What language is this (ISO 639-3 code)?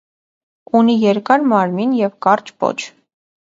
hye